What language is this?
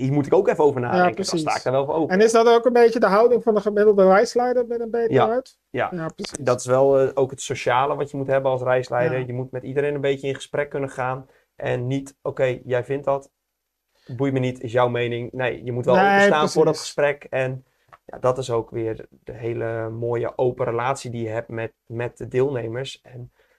Dutch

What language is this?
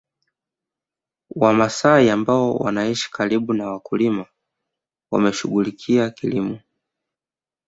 Swahili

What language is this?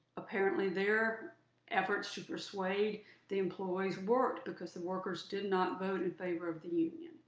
English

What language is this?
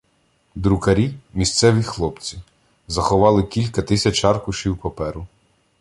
Ukrainian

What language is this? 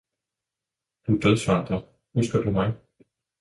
Danish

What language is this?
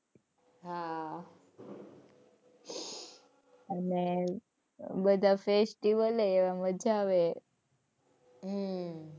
Gujarati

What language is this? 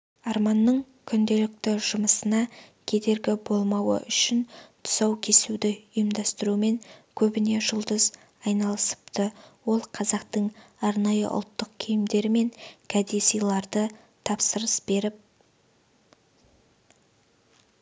Kazakh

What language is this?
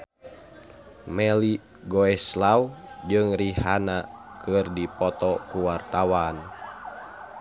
Sundanese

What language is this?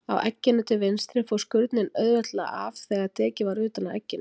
Icelandic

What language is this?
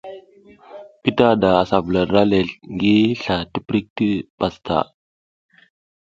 South Giziga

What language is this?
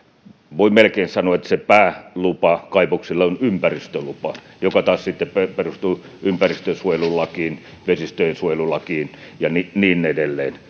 Finnish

